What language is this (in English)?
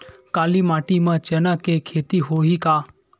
Chhattisgarhi